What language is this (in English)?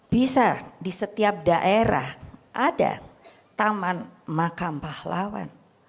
Indonesian